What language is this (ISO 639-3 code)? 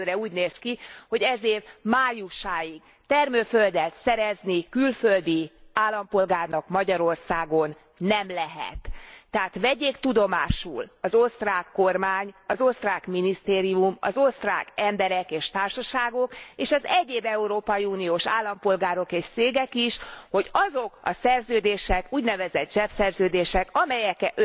hun